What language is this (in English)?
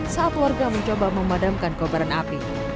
Indonesian